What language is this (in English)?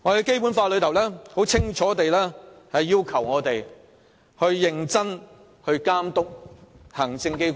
Cantonese